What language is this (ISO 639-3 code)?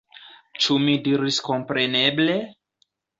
epo